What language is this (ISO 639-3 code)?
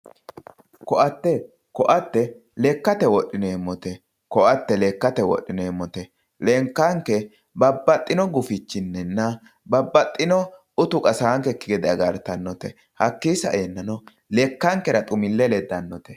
sid